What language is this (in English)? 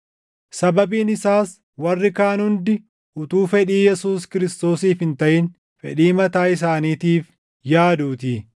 Oromo